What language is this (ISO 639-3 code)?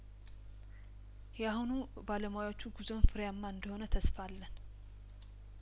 amh